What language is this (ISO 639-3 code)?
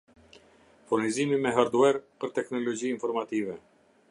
sqi